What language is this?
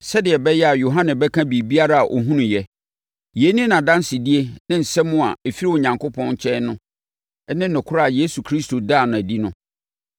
Akan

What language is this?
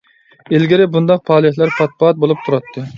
Uyghur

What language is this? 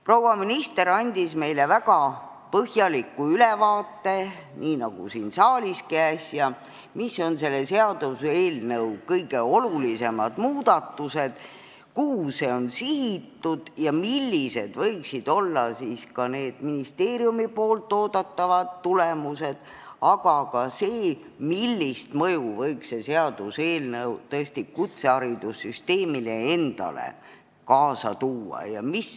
Estonian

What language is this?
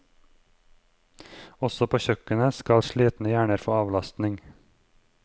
Norwegian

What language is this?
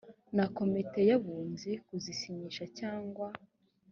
Kinyarwanda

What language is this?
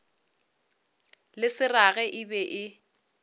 Northern Sotho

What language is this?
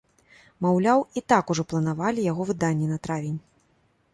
Belarusian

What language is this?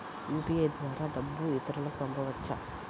Telugu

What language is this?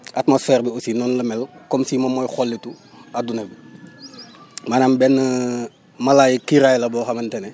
Wolof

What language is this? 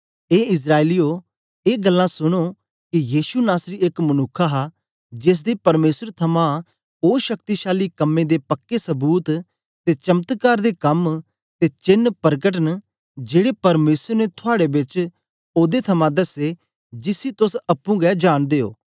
Dogri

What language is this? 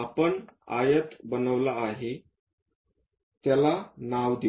Marathi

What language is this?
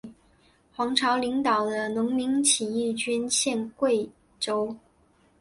Chinese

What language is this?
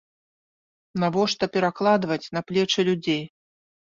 Belarusian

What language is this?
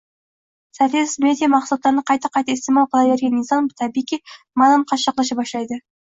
Uzbek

